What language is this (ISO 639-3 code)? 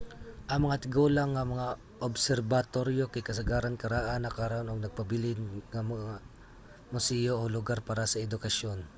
ceb